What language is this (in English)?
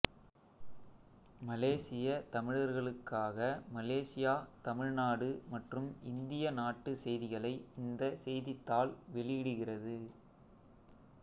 Tamil